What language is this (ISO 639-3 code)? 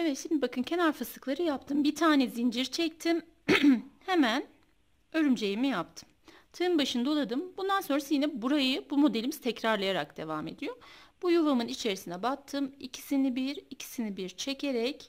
tur